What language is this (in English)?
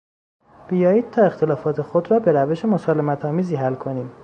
Persian